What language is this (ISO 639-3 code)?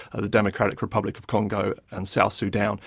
eng